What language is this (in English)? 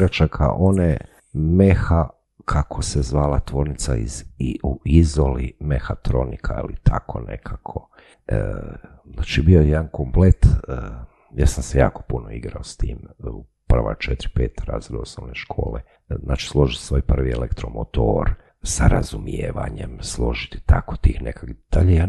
Croatian